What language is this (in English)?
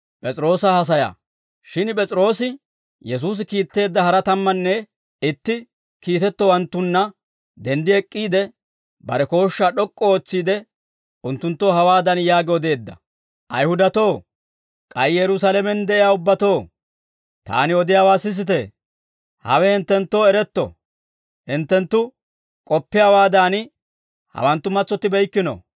Dawro